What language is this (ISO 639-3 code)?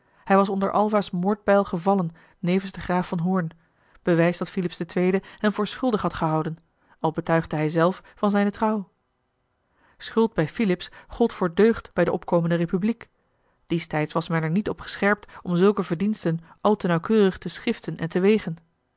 nld